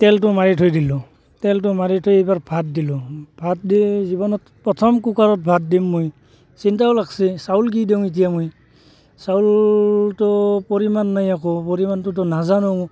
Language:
Assamese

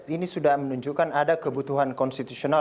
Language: Indonesian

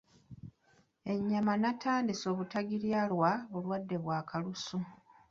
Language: Ganda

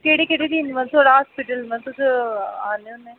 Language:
Dogri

